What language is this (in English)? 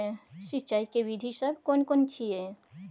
Maithili